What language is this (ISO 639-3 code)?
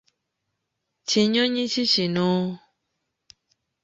lug